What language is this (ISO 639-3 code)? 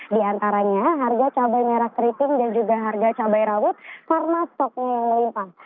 ind